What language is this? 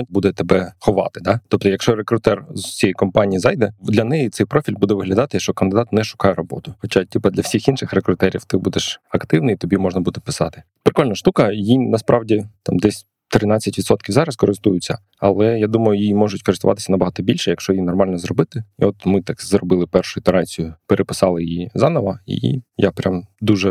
Ukrainian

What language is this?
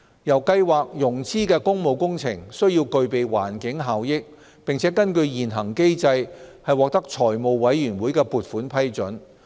Cantonese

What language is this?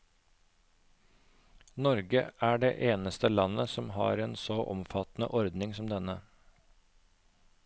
Norwegian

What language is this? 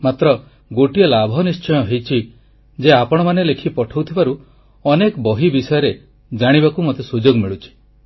Odia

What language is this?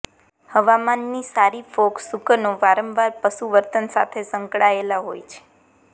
Gujarati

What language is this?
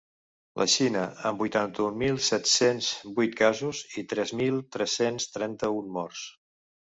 Catalan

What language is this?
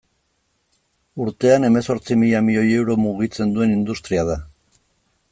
Basque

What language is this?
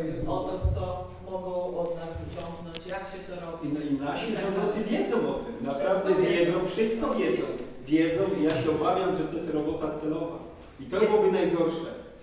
Polish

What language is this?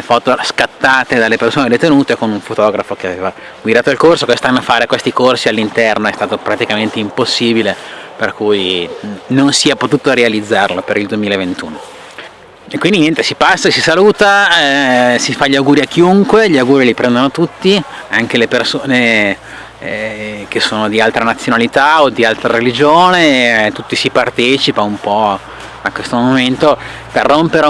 Italian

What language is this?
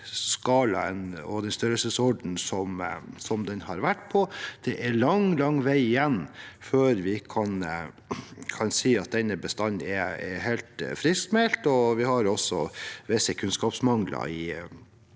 Norwegian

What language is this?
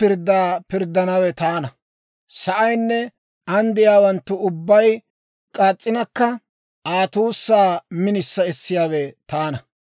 Dawro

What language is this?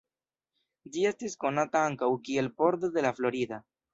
Esperanto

